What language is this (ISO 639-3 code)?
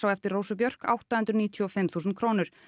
isl